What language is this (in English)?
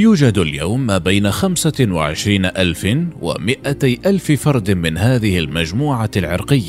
Arabic